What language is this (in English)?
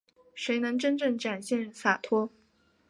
Chinese